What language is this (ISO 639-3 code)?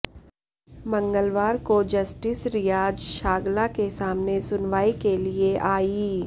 hin